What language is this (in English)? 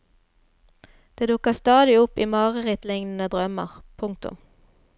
Norwegian